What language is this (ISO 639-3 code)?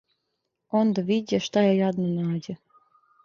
srp